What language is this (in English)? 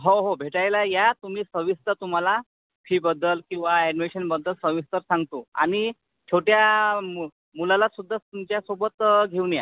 Marathi